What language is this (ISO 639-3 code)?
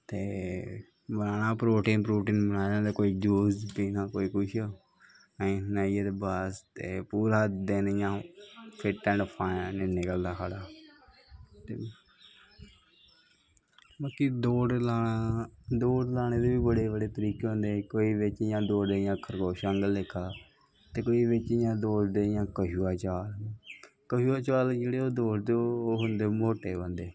doi